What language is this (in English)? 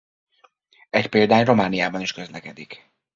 Hungarian